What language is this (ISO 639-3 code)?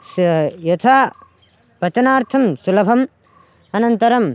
san